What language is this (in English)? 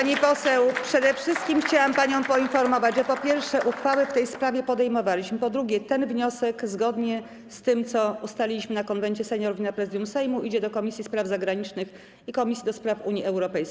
Polish